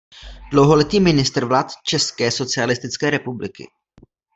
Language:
Czech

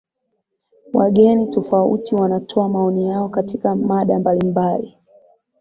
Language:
Swahili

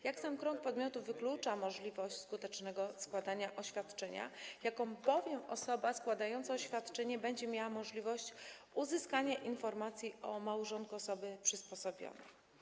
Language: Polish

